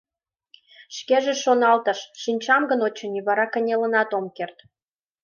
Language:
Mari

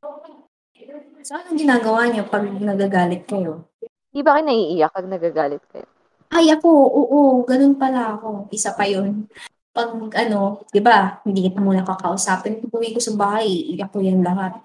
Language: Filipino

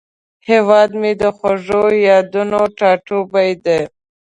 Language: Pashto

